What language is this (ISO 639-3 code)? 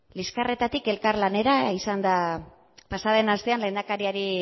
eus